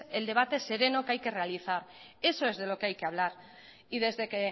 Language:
Spanish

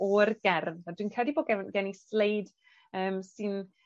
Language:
Welsh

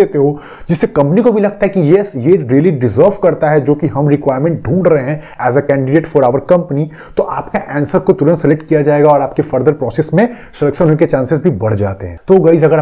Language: Hindi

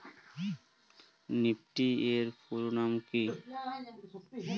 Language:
Bangla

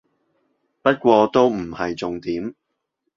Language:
Cantonese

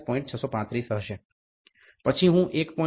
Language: Gujarati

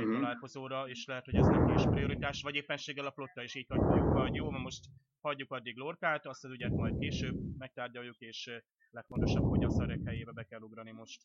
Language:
Hungarian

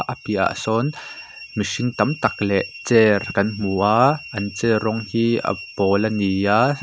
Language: Mizo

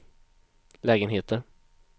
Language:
Swedish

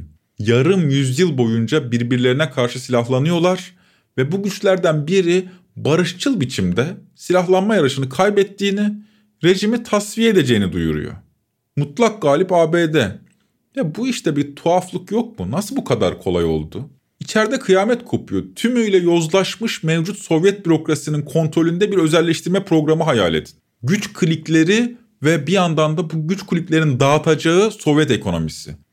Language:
Turkish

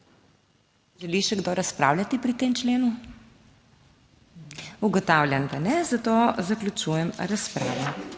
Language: Slovenian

